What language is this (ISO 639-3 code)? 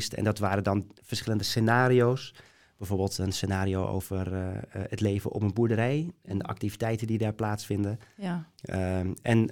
nld